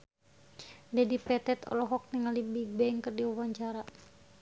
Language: Sundanese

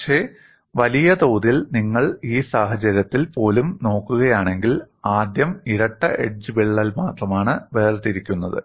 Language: Malayalam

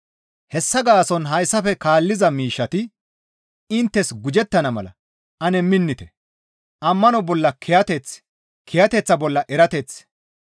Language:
Gamo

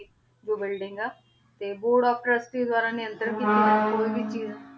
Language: Punjabi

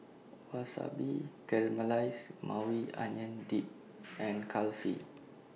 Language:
English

